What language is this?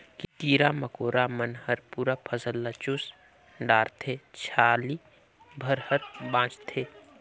Chhattisgarhi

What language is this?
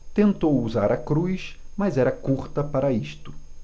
Portuguese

